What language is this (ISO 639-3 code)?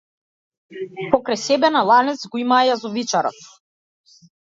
mkd